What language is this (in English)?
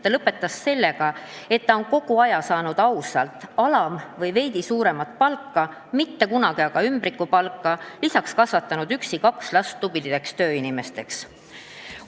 Estonian